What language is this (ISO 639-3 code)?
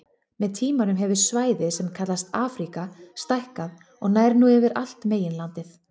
isl